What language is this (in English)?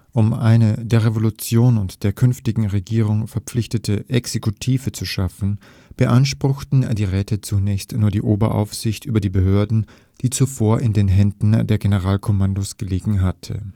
German